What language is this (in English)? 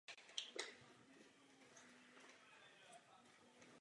Czech